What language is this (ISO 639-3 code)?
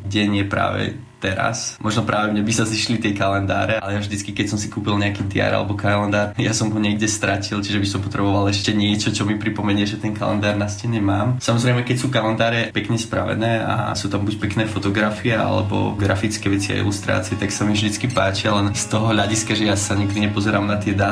slk